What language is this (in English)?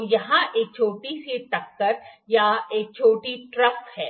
Hindi